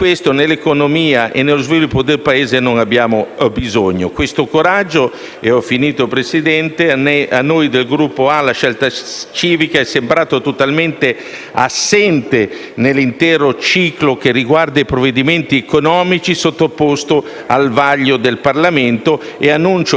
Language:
Italian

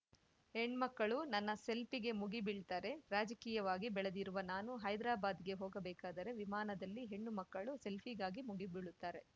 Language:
Kannada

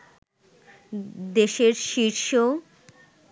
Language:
Bangla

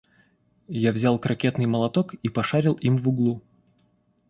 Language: Russian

